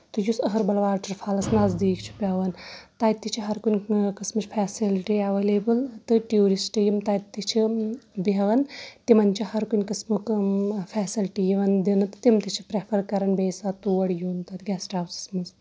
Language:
Kashmiri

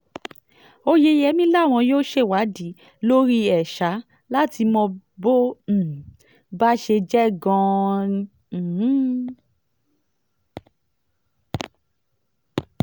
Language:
Yoruba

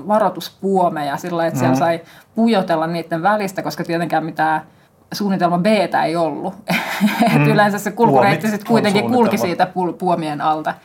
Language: Finnish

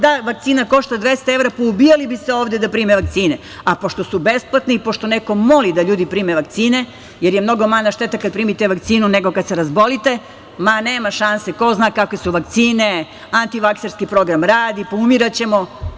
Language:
Serbian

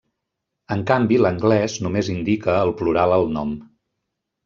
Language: Catalan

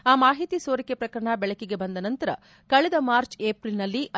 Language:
Kannada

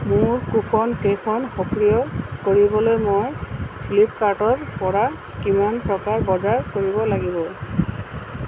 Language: Assamese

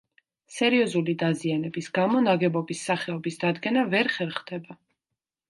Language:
Georgian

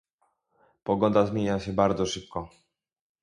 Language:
Polish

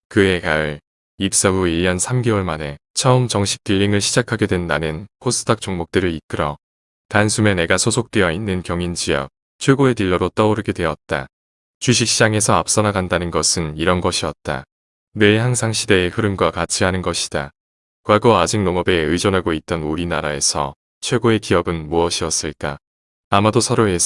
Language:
Korean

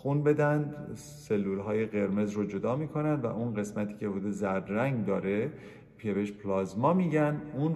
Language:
Persian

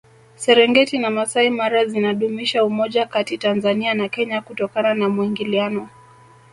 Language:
Swahili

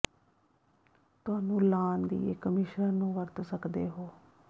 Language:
Punjabi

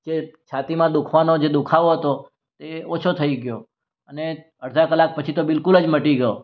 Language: Gujarati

